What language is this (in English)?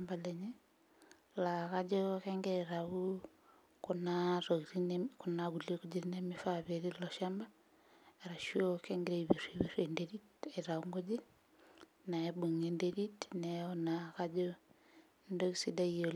Masai